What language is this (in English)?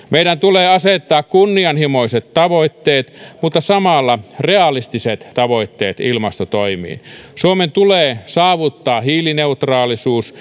Finnish